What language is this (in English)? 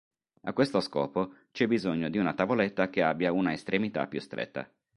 Italian